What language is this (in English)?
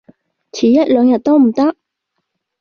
Cantonese